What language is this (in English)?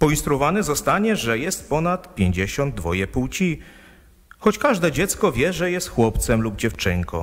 Polish